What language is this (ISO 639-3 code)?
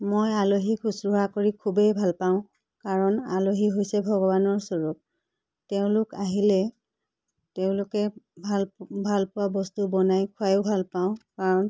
asm